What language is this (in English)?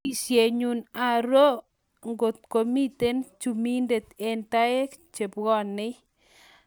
Kalenjin